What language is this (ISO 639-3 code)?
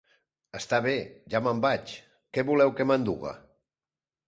cat